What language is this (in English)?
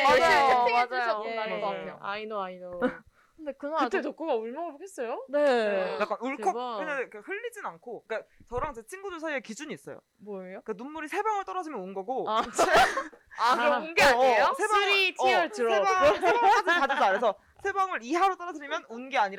Korean